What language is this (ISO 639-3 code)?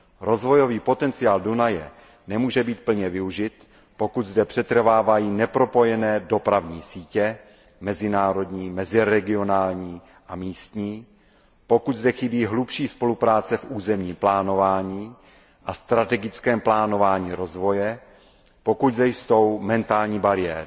ces